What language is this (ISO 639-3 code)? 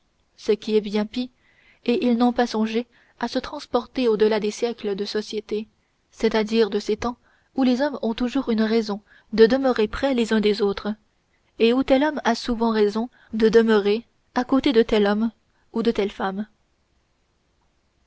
fra